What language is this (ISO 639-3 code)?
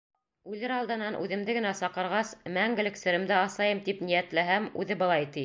bak